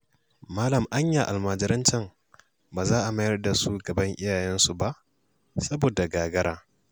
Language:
Hausa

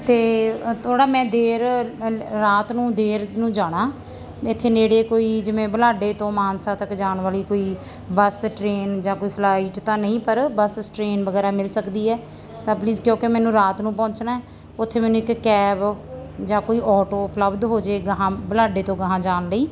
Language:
Punjabi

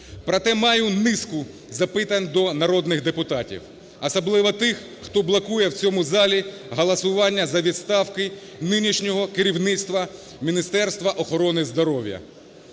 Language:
Ukrainian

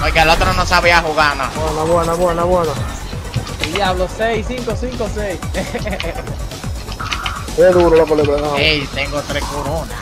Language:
Spanish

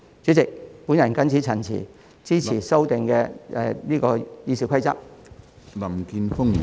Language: Cantonese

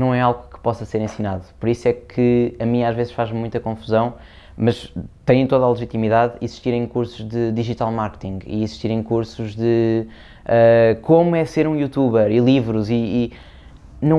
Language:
Portuguese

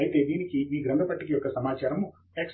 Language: Telugu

